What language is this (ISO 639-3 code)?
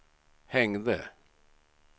swe